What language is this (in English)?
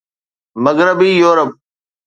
Sindhi